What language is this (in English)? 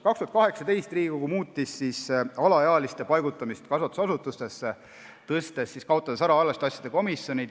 Estonian